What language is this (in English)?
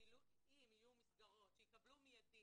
Hebrew